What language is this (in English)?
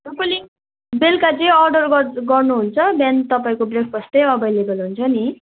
Nepali